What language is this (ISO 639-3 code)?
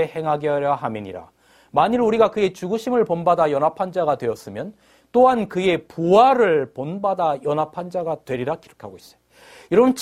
kor